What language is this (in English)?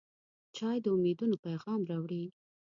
Pashto